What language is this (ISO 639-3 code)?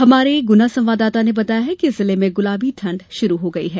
hin